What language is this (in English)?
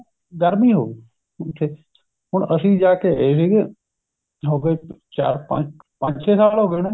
Punjabi